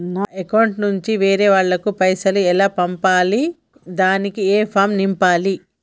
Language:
Telugu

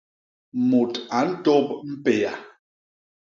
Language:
Basaa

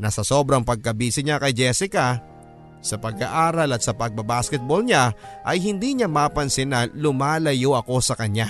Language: Filipino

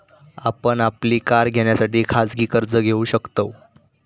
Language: Marathi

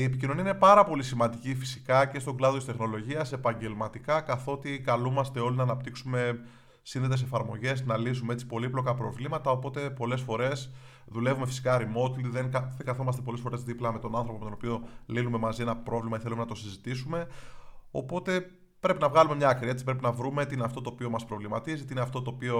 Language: Greek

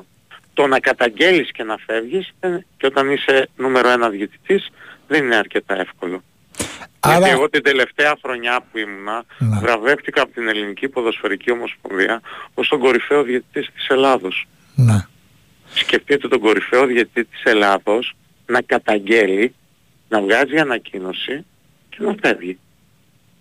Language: Greek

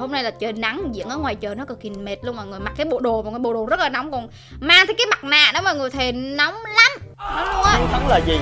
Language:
Vietnamese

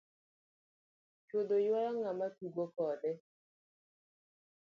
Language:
Luo (Kenya and Tanzania)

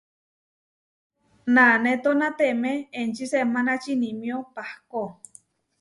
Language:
Huarijio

